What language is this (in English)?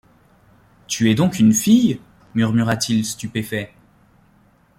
French